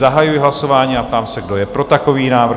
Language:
Czech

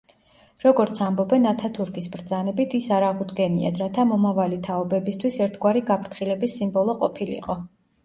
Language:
Georgian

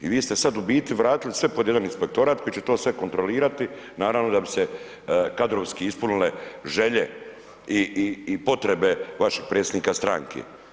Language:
Croatian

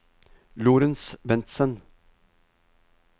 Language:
Norwegian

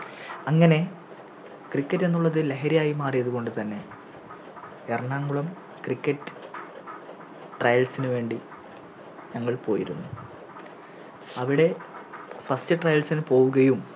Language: Malayalam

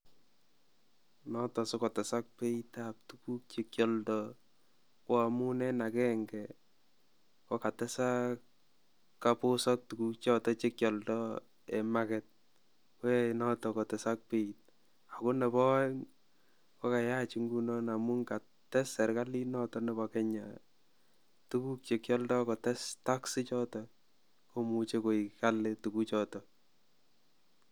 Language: Kalenjin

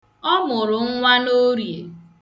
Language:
Igbo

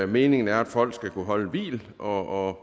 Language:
Danish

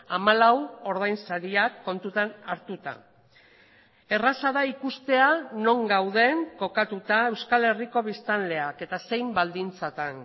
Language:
Basque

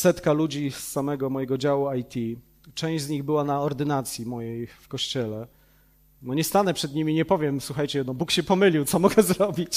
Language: Polish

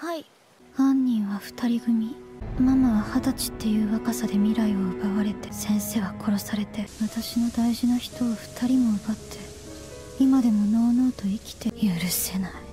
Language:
Japanese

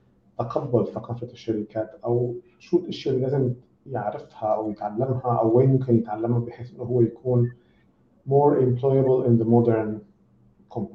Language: Arabic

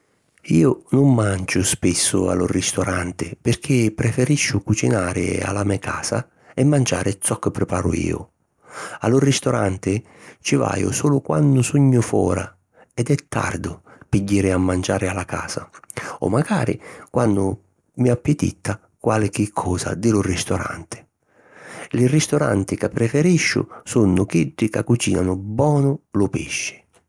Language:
Sicilian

